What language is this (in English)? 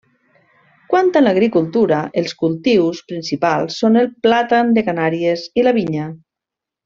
Catalan